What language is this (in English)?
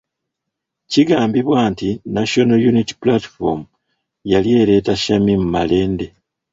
Ganda